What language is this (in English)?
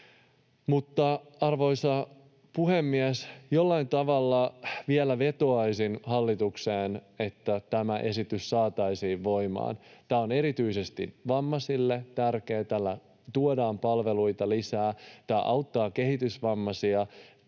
Finnish